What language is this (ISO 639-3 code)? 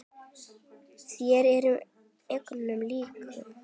isl